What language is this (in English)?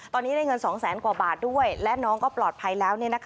Thai